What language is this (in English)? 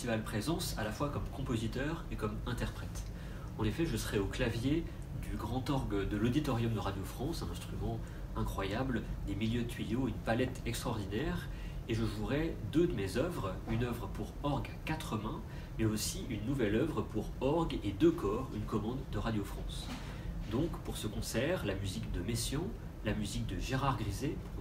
French